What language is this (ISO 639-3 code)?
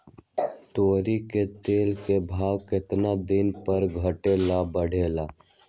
mag